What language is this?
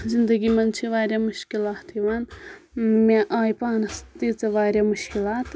Kashmiri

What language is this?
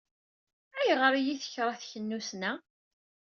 Kabyle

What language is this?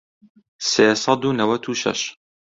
Central Kurdish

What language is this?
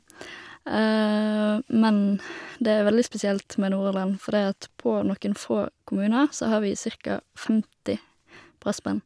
Norwegian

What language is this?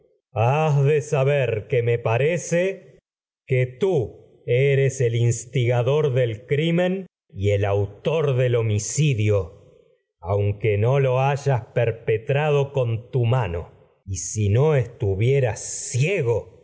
Spanish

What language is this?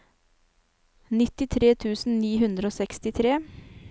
Norwegian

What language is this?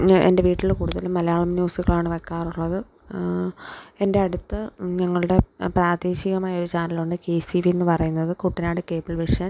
Malayalam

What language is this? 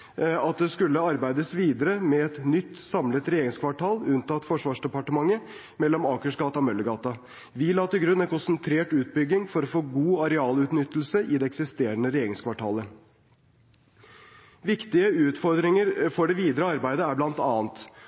Norwegian Bokmål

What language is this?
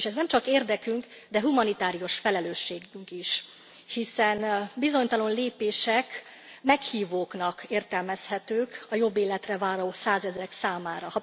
Hungarian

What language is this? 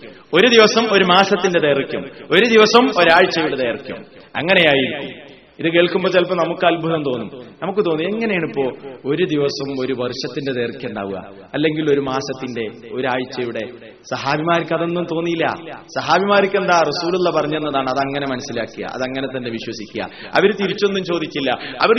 Malayalam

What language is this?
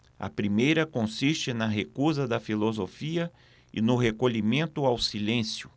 Portuguese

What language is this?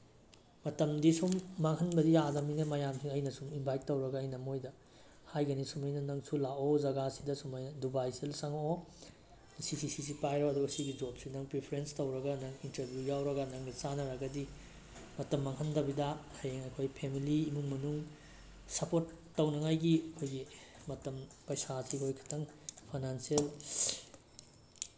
Manipuri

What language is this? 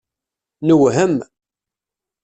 Kabyle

